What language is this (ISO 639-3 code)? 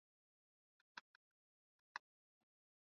swa